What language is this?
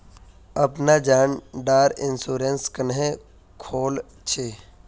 Magahi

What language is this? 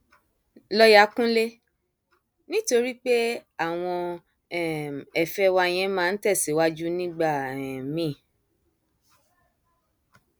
Yoruba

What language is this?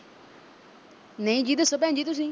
Punjabi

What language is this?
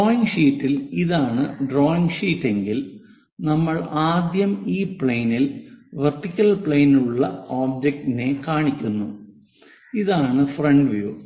Malayalam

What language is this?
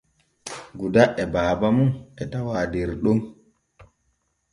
Borgu Fulfulde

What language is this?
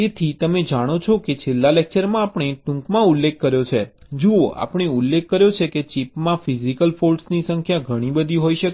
Gujarati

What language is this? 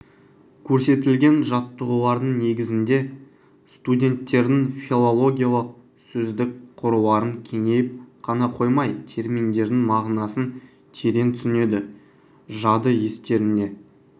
Kazakh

